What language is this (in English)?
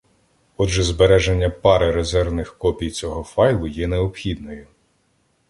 Ukrainian